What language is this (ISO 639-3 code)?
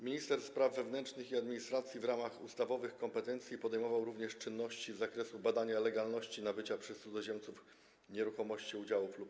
pol